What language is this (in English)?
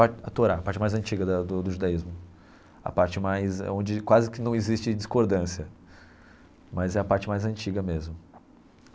Portuguese